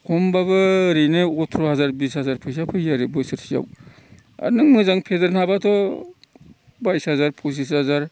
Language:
Bodo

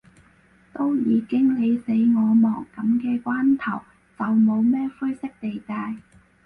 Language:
Cantonese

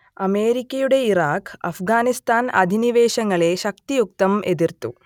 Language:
Malayalam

